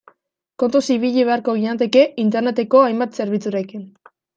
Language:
Basque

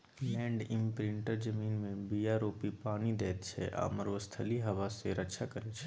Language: Maithili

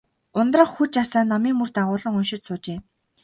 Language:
Mongolian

